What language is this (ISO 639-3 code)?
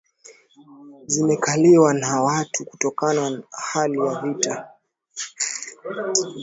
swa